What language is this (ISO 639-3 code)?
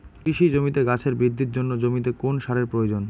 ben